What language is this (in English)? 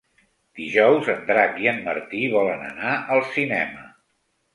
Catalan